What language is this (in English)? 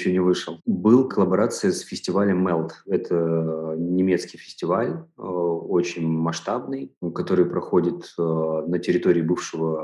Russian